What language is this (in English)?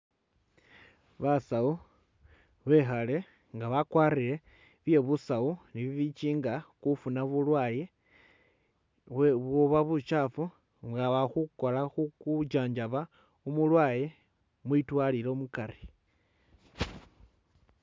Masaaba